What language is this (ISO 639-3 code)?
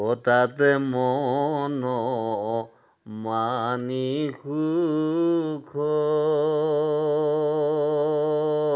asm